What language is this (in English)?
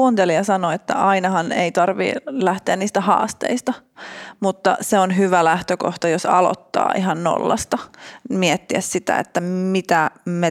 Finnish